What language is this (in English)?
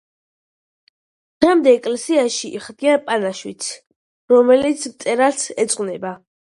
Georgian